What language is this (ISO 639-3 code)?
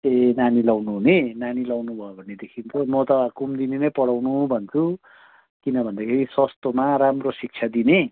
nep